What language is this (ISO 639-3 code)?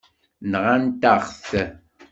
kab